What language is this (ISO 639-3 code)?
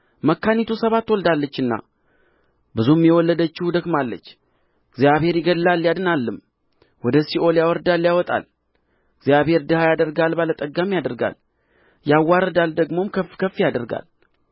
amh